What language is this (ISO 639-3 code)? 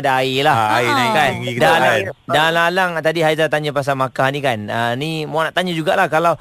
msa